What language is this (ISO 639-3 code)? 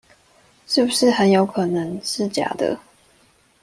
zho